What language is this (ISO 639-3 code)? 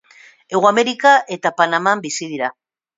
eus